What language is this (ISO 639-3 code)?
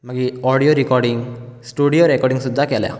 kok